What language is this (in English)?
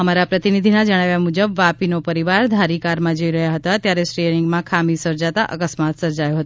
Gujarati